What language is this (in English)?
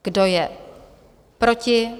Czech